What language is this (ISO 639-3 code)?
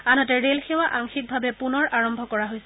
asm